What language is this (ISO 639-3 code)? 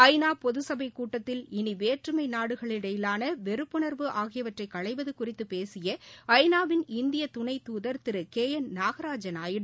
tam